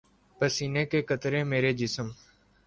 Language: Urdu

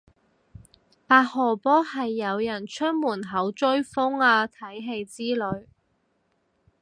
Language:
Cantonese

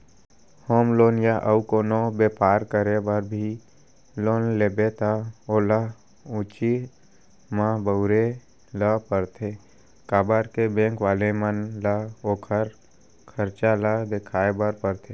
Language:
Chhattisgarhi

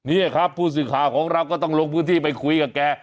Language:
Thai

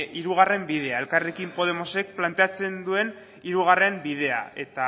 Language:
Basque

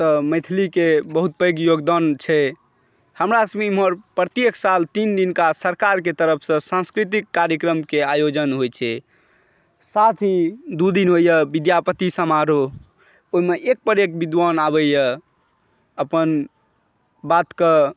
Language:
Maithili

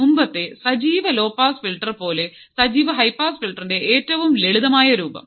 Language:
Malayalam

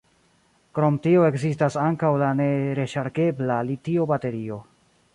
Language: Esperanto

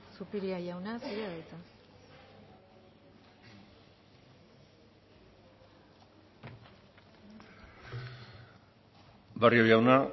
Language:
Basque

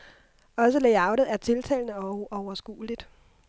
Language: Danish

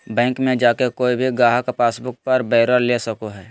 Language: Magahi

